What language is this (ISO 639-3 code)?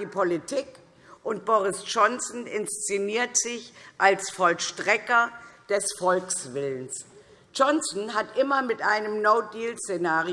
deu